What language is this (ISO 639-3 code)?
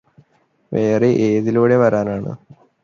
mal